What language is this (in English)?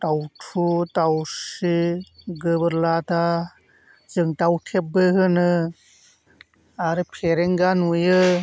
Bodo